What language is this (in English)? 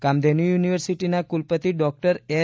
Gujarati